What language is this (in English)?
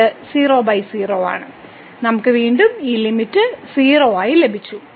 Malayalam